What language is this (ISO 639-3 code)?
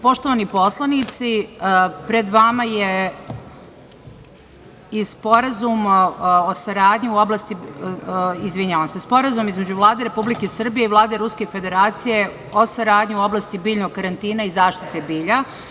srp